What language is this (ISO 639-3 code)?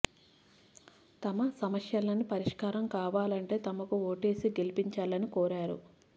tel